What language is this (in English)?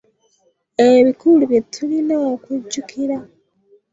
Ganda